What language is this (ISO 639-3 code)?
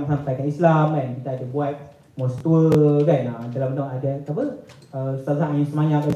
msa